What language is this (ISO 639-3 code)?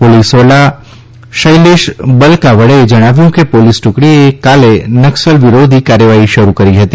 guj